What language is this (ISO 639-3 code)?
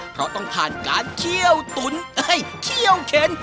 tha